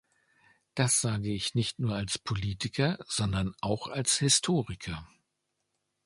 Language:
German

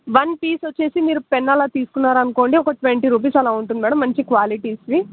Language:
Telugu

